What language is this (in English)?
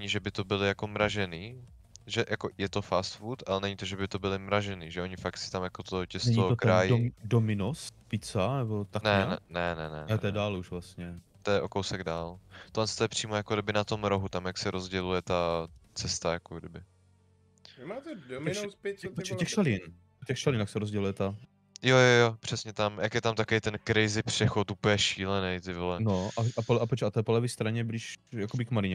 Czech